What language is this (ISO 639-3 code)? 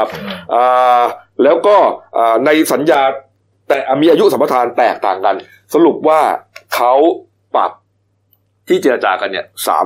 tha